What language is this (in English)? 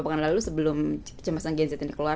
Indonesian